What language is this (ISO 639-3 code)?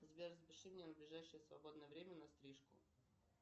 rus